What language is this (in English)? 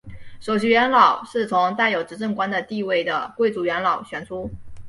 Chinese